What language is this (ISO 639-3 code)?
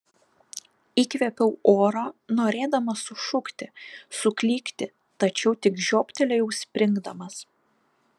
lit